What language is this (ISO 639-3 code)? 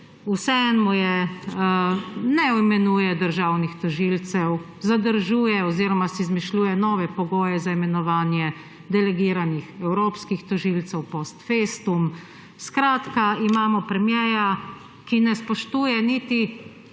slv